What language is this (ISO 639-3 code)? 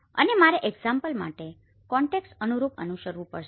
guj